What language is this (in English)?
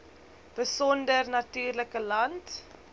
Afrikaans